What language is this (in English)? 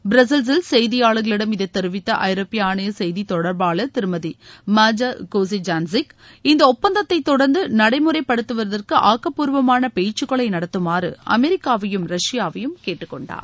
Tamil